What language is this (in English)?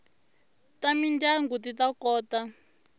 Tsonga